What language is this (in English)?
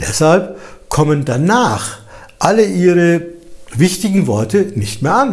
German